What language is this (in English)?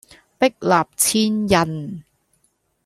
Cantonese